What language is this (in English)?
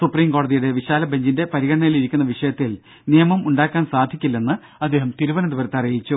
Malayalam